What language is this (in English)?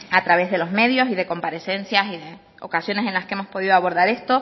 Spanish